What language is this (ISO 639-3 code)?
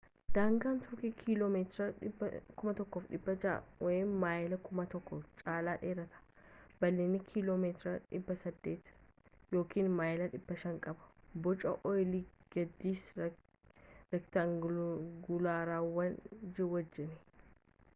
orm